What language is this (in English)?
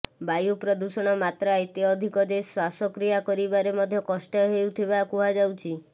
Odia